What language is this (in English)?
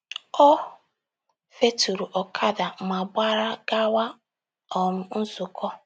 Igbo